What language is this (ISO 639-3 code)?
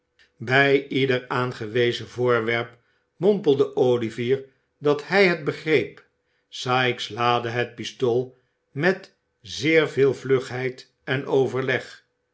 nld